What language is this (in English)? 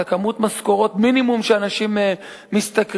Hebrew